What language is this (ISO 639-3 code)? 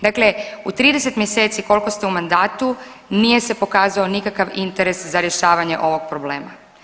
hrv